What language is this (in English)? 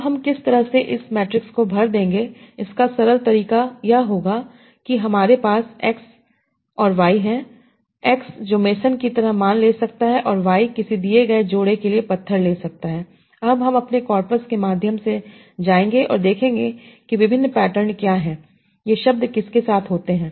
Hindi